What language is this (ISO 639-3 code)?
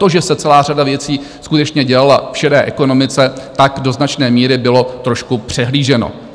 ces